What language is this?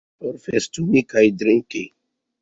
Esperanto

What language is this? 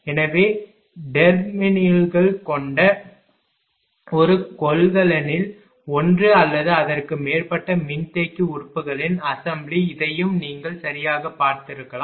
Tamil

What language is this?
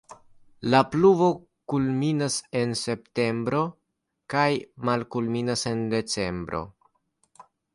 Esperanto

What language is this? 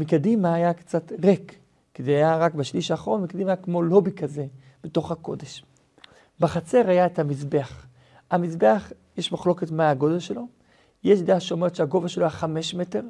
Hebrew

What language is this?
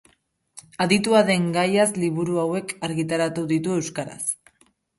Basque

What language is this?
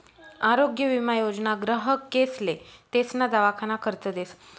Marathi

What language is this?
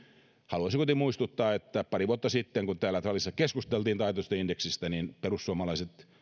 Finnish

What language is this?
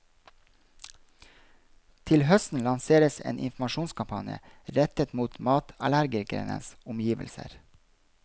Norwegian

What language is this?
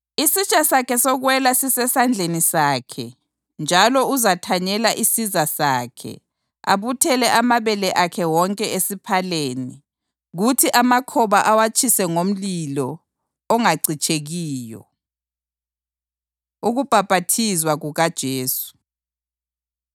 North Ndebele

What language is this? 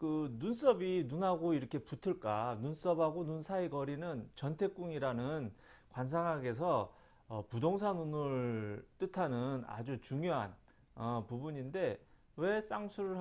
Korean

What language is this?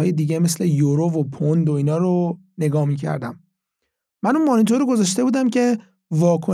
Persian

